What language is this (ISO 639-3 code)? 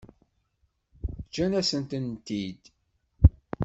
kab